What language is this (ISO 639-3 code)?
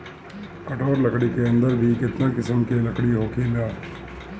bho